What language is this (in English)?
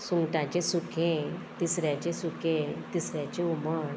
Konkani